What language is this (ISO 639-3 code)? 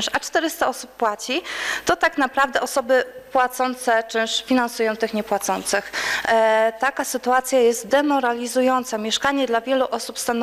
pol